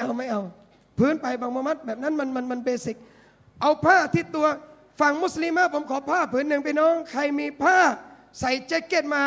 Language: Thai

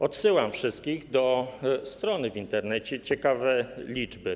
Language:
Polish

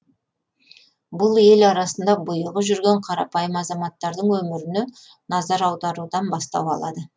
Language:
Kazakh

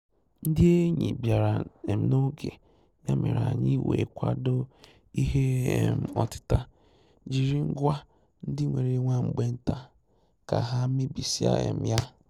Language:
Igbo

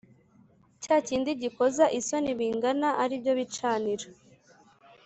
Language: Kinyarwanda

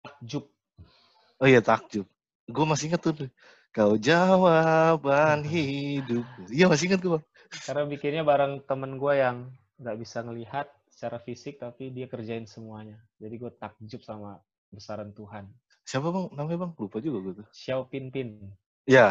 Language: Indonesian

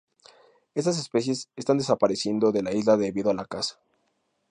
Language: Spanish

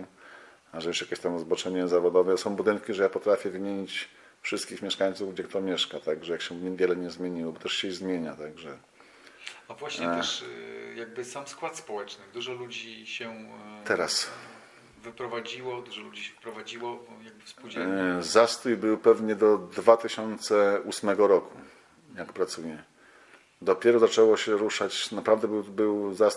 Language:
Polish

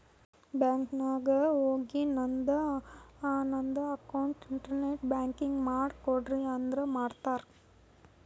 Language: Kannada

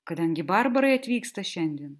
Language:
Lithuanian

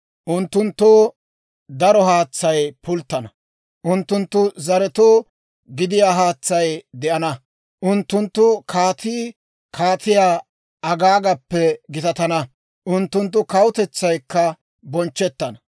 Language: Dawro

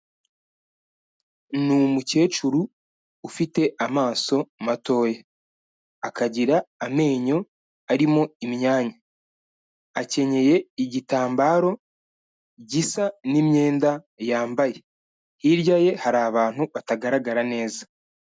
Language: Kinyarwanda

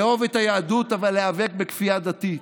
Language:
Hebrew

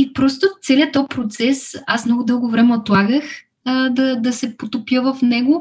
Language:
Bulgarian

